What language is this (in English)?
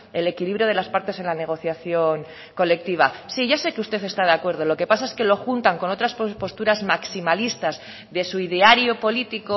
Spanish